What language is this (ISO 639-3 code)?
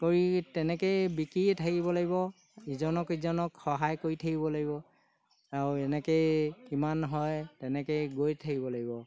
asm